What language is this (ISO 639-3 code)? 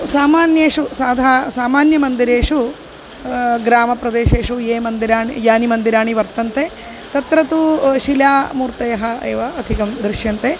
san